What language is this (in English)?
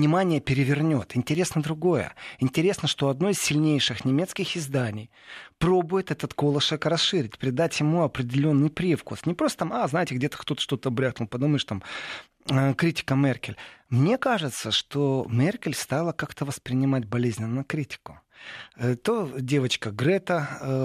Russian